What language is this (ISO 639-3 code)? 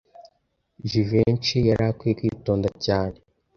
kin